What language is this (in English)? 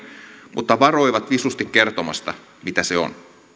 Finnish